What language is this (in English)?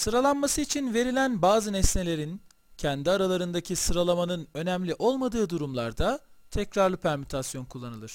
Turkish